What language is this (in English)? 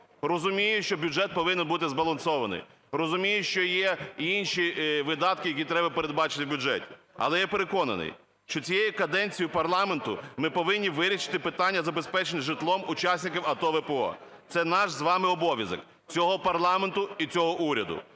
Ukrainian